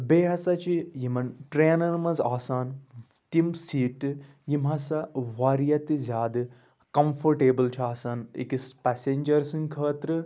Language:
Kashmiri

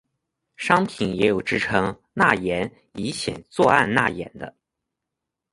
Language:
Chinese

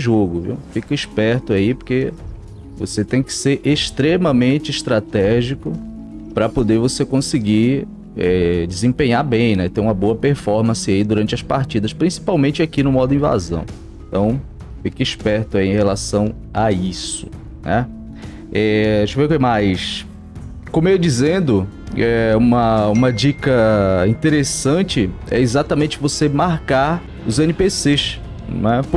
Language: Portuguese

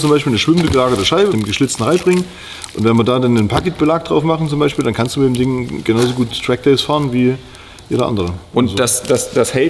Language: German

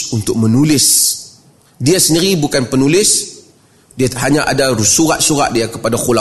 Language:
Malay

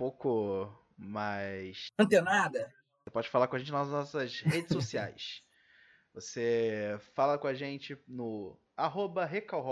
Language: Portuguese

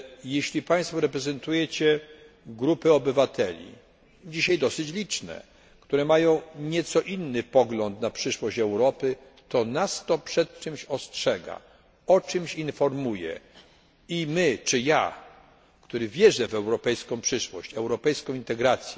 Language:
Polish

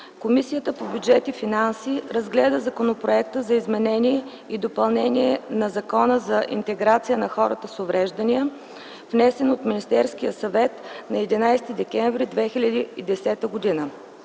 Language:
Bulgarian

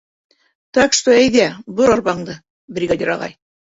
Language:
Bashkir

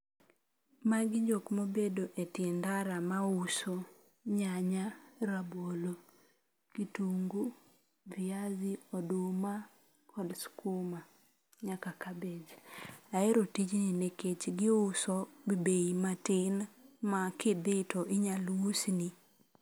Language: Luo (Kenya and Tanzania)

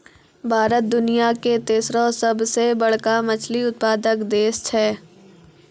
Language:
Maithili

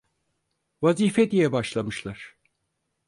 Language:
Turkish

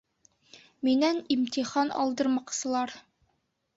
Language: Bashkir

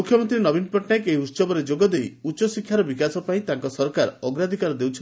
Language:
Odia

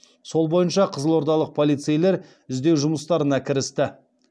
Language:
Kazakh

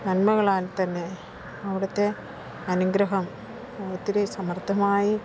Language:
Malayalam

